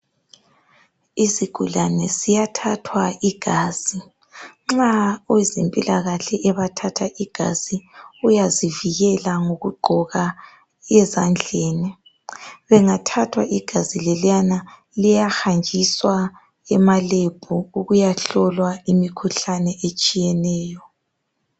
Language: North Ndebele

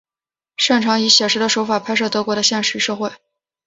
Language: Chinese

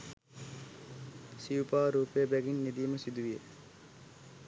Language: Sinhala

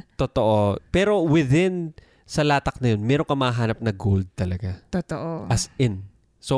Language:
Filipino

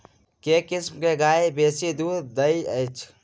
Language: Maithili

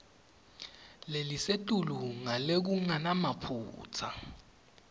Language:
Swati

